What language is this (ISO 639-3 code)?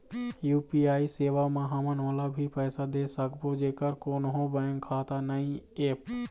hne